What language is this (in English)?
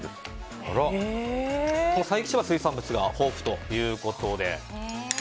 Japanese